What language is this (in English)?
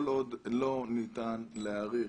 Hebrew